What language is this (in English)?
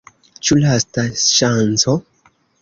Esperanto